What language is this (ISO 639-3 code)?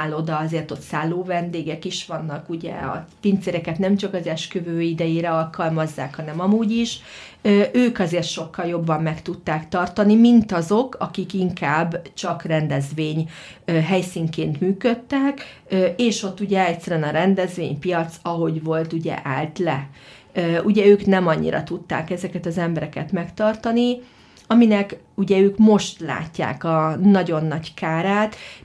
hun